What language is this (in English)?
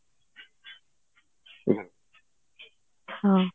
Odia